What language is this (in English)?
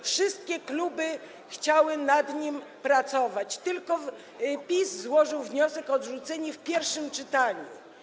Polish